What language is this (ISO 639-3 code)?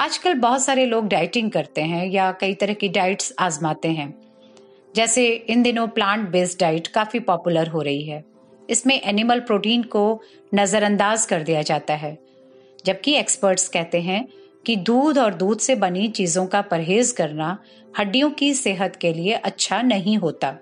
hin